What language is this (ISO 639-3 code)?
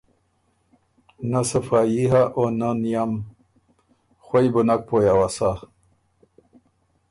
oru